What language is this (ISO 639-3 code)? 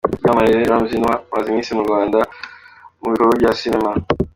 kin